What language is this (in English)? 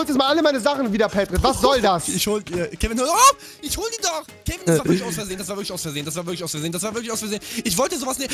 German